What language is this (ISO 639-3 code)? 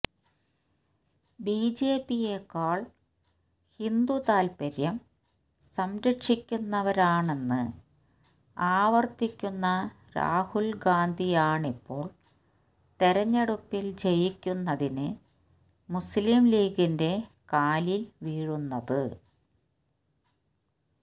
mal